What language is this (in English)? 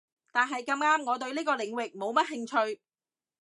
Cantonese